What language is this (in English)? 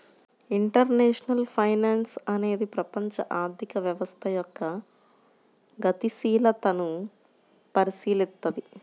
Telugu